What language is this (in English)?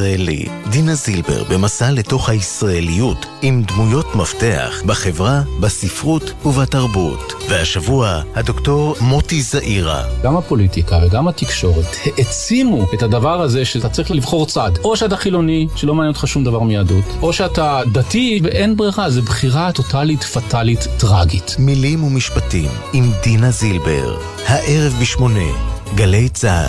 Hebrew